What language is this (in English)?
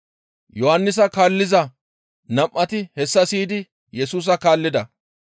Gamo